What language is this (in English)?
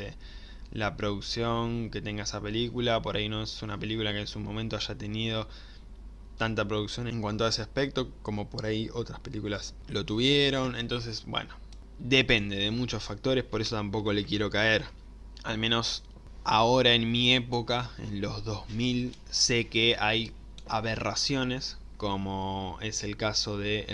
Spanish